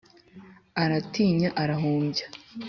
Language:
Kinyarwanda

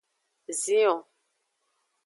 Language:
Aja (Benin)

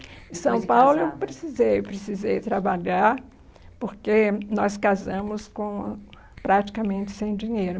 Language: Portuguese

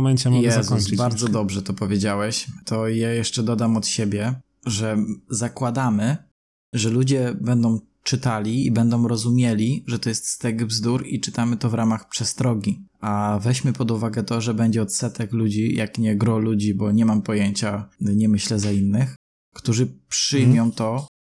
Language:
Polish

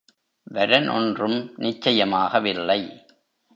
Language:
Tamil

